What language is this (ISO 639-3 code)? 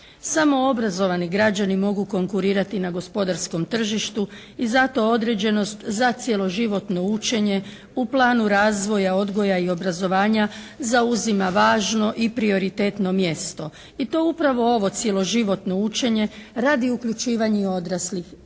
hrv